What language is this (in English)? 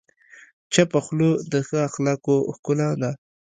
Pashto